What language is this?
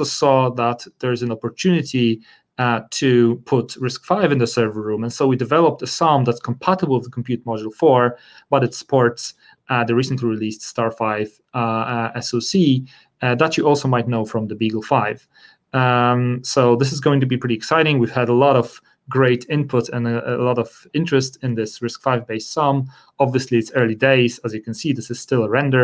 English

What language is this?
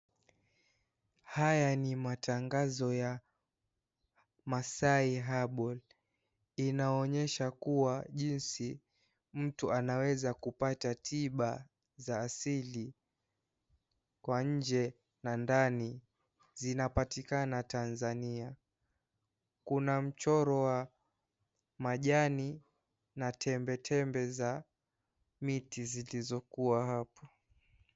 Swahili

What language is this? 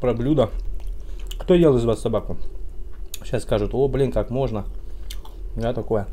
Russian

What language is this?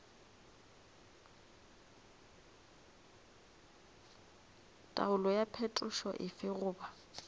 Northern Sotho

